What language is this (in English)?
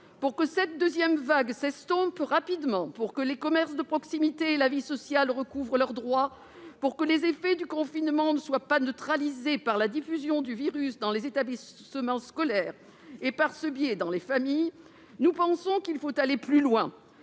French